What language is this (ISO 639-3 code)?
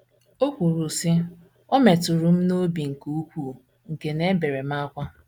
ibo